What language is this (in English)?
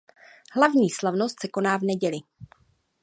Czech